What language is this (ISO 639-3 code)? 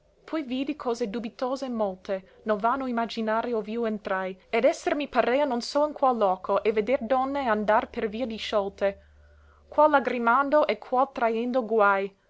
ita